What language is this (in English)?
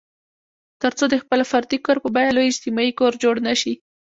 Pashto